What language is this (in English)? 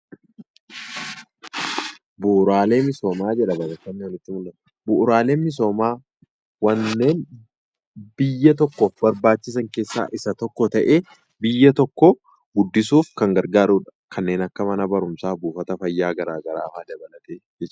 Oromo